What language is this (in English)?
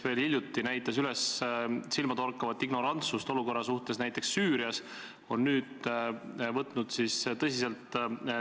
Estonian